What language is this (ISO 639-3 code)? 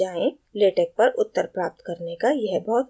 hin